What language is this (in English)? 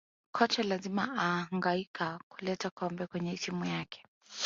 Swahili